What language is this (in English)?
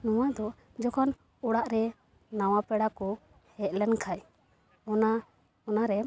Santali